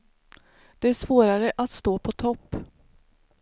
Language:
Swedish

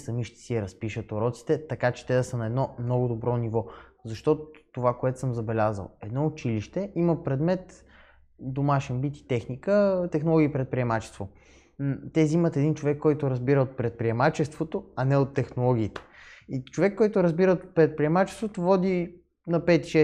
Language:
Bulgarian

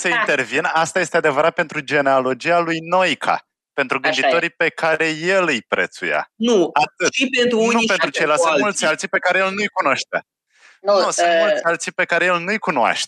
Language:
Romanian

